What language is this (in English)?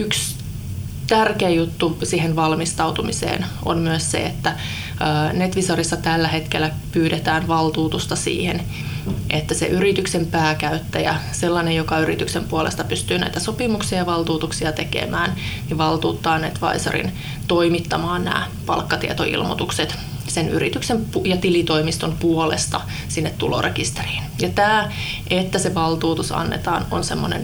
Finnish